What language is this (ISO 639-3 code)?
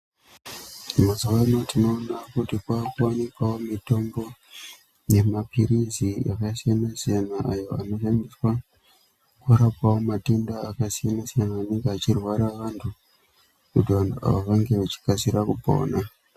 ndc